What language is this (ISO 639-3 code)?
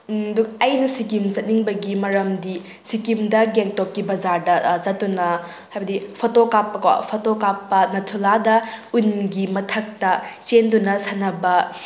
mni